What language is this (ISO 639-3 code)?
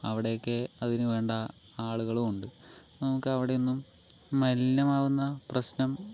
mal